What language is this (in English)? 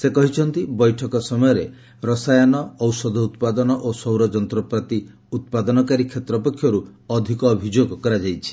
Odia